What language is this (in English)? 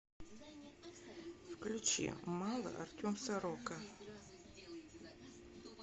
Russian